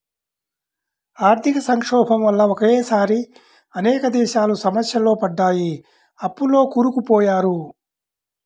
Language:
Telugu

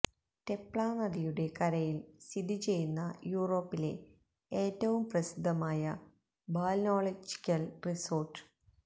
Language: Malayalam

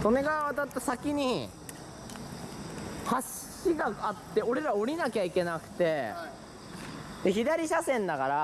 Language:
Japanese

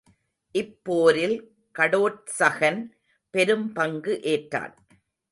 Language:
Tamil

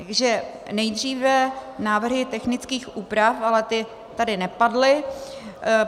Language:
Czech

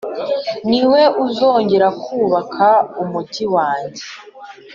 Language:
Kinyarwanda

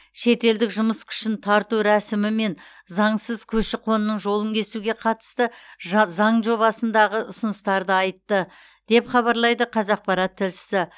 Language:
Kazakh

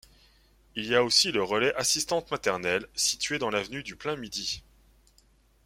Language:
French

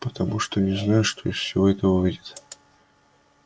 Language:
Russian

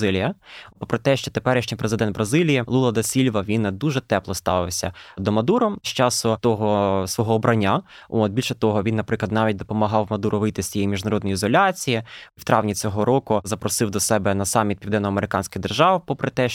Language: Ukrainian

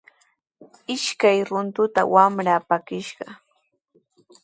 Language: Sihuas Ancash Quechua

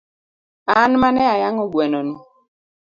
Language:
Luo (Kenya and Tanzania)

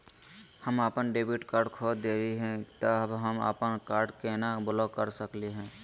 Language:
Magahi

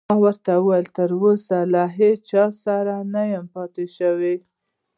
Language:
Pashto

